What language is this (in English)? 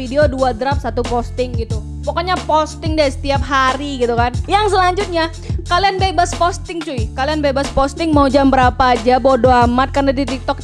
Indonesian